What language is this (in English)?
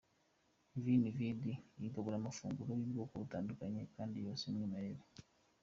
Kinyarwanda